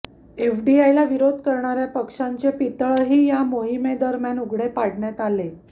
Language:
Marathi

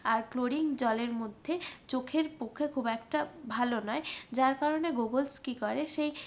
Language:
Bangla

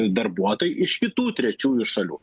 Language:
Lithuanian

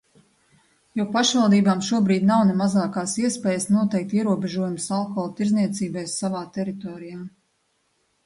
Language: Latvian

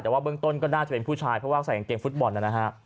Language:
Thai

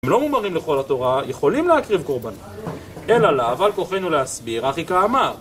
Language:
Hebrew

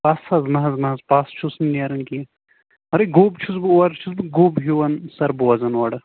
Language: Kashmiri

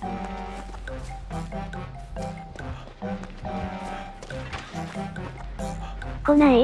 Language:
Japanese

